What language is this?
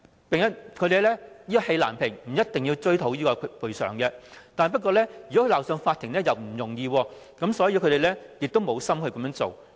Cantonese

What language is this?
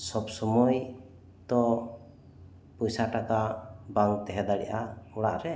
Santali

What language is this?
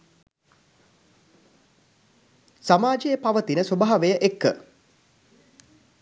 Sinhala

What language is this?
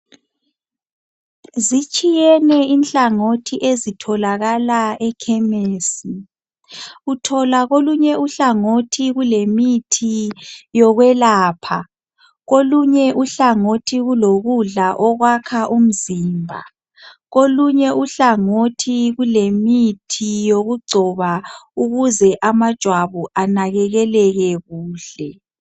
North Ndebele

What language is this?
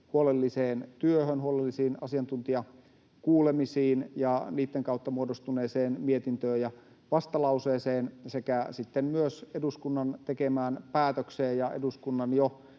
Finnish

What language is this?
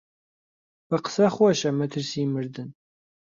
Central Kurdish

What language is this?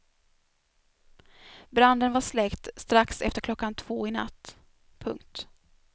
Swedish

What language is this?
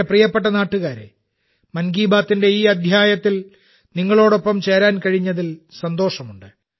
Malayalam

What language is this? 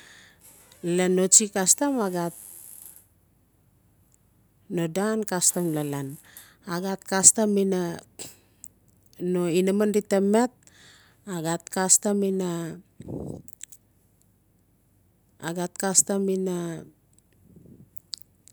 Notsi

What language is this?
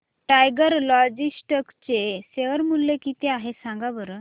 Marathi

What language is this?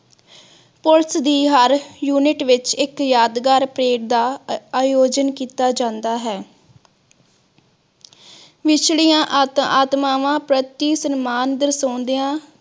Punjabi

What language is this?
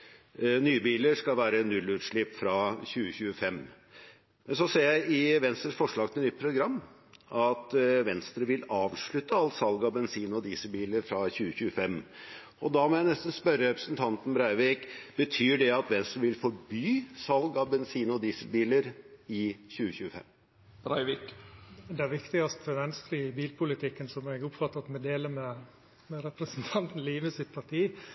Norwegian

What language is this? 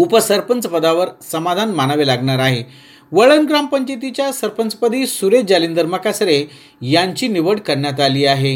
Marathi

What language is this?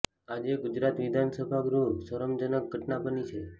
Gujarati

